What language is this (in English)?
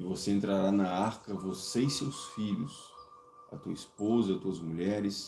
Portuguese